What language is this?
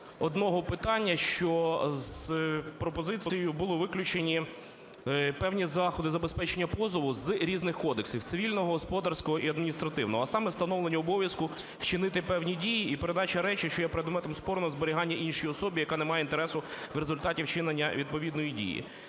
Ukrainian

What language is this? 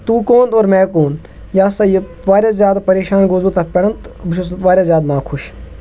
Kashmiri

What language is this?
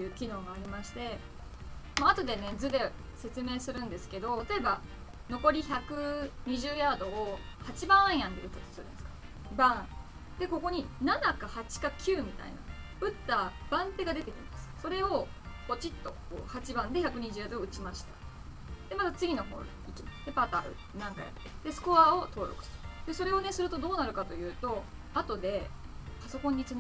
Japanese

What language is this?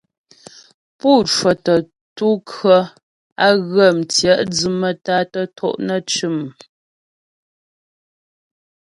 Ghomala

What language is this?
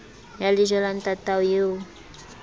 Southern Sotho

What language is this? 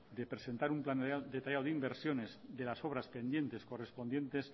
Spanish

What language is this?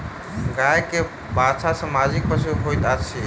Maithili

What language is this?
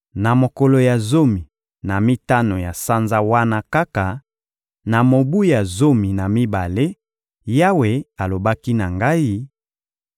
Lingala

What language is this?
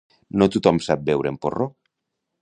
Catalan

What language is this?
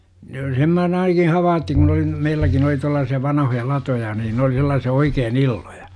Finnish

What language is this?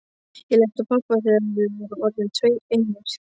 Icelandic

